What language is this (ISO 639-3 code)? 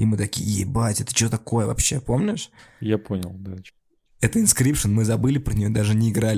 rus